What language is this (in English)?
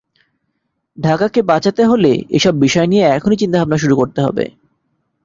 Bangla